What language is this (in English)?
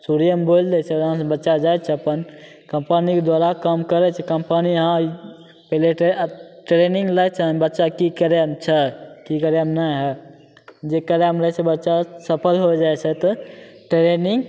Maithili